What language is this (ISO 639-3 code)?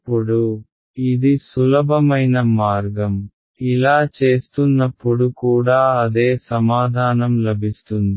tel